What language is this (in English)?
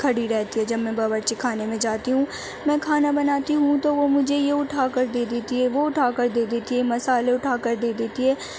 Urdu